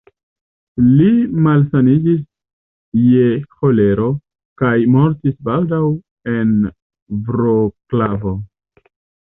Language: Esperanto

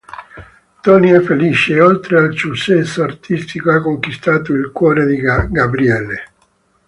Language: Italian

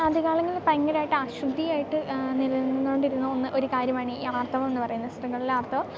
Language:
Malayalam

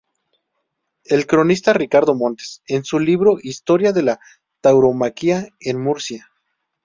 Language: Spanish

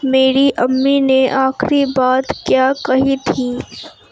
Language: Urdu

